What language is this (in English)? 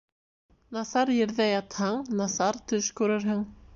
Bashkir